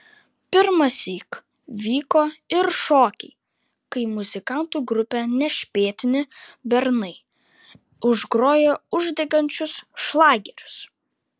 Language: Lithuanian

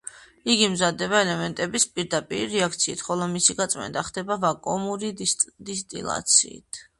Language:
Georgian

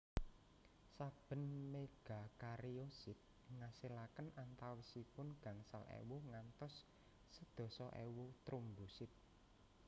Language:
Javanese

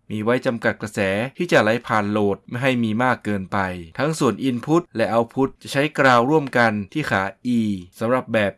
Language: Thai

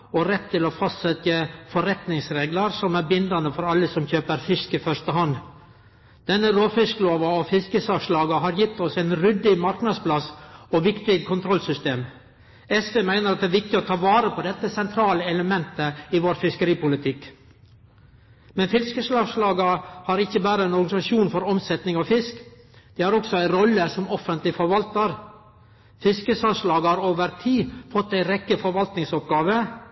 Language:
Norwegian Nynorsk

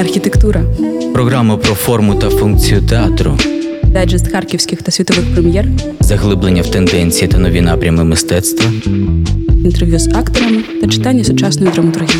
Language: Ukrainian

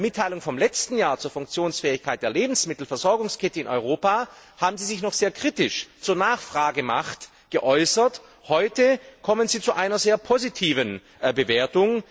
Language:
German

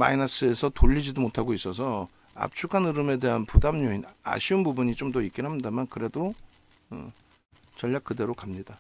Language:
Korean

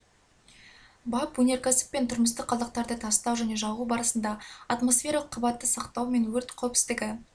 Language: Kazakh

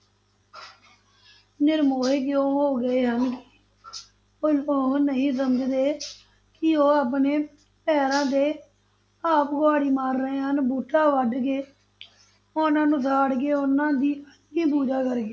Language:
Punjabi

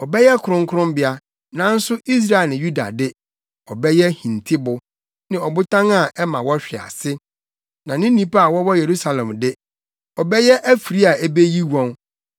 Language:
Akan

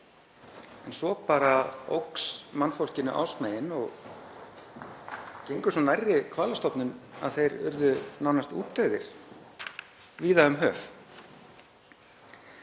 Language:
Icelandic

